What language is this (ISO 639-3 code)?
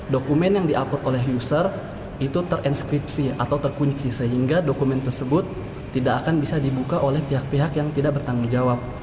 ind